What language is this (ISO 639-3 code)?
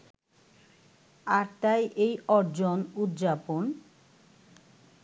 ben